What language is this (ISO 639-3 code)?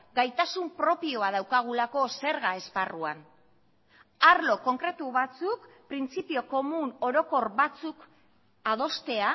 eus